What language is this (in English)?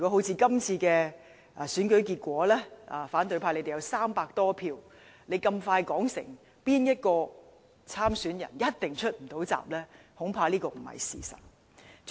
Cantonese